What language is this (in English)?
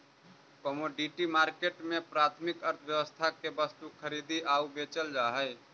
Magahi